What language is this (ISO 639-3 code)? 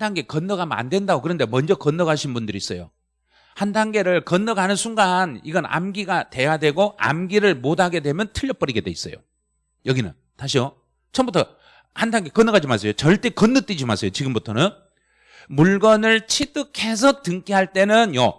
kor